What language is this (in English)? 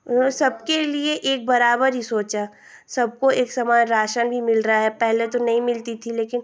Hindi